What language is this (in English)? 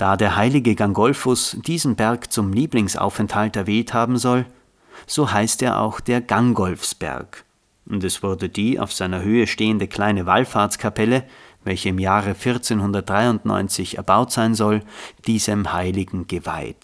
German